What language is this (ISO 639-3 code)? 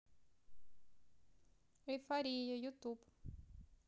rus